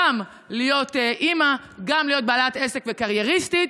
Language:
Hebrew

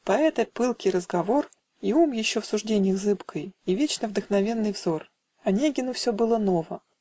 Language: Russian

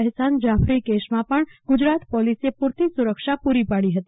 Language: Gujarati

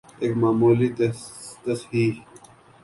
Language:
Urdu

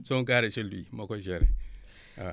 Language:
Wolof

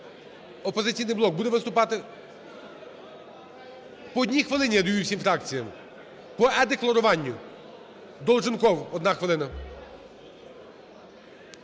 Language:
Ukrainian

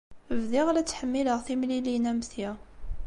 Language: Kabyle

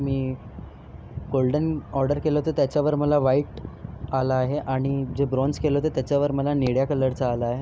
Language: Marathi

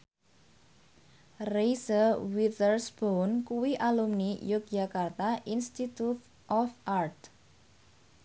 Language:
Javanese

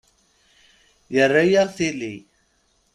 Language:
Kabyle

